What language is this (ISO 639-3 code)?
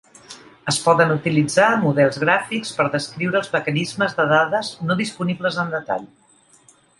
cat